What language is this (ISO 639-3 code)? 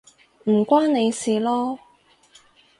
yue